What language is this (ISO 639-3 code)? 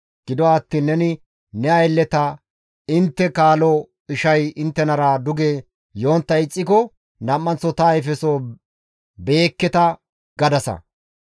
gmv